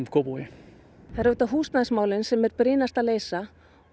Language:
Icelandic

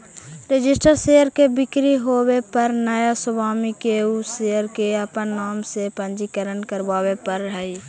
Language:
Magahi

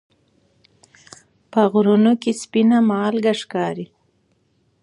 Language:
Pashto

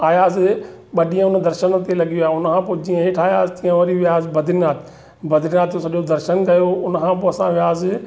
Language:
Sindhi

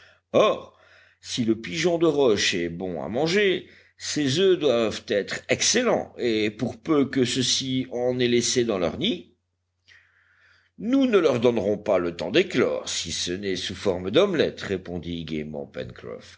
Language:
French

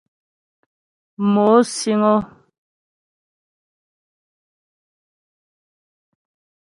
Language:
Ghomala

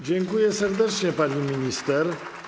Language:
Polish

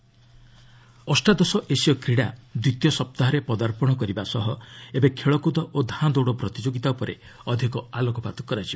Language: Odia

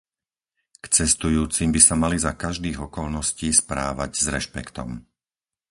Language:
Slovak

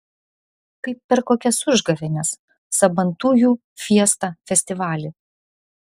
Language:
Lithuanian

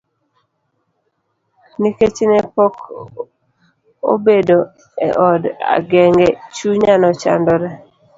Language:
Luo (Kenya and Tanzania)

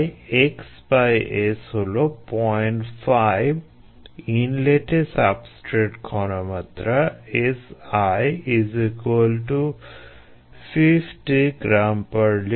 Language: Bangla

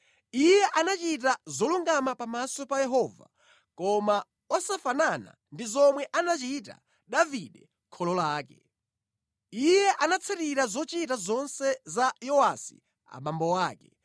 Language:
Nyanja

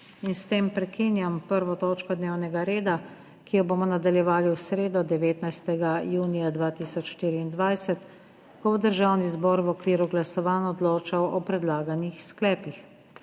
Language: Slovenian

